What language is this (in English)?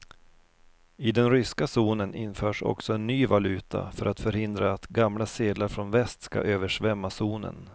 Swedish